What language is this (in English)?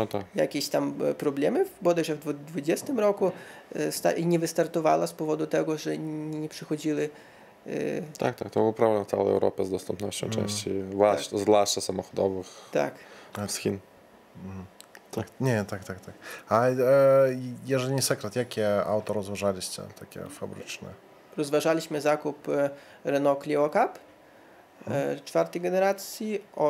Polish